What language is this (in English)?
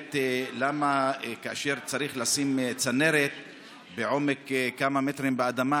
Hebrew